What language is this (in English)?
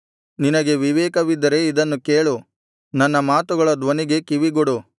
Kannada